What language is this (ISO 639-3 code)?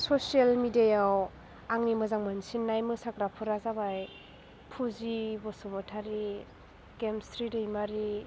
brx